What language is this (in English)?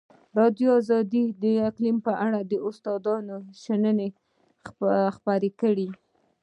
Pashto